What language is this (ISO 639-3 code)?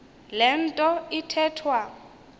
xho